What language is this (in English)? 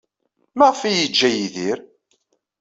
Kabyle